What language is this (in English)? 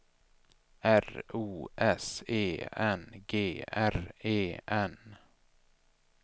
Swedish